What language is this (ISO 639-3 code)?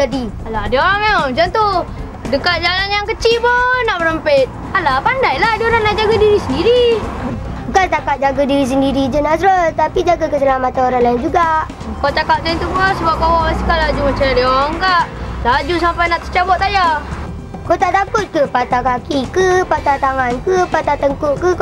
msa